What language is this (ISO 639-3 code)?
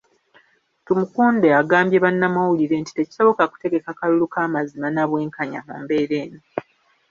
lug